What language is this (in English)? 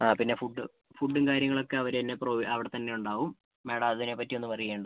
Malayalam